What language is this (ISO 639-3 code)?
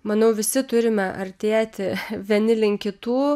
lit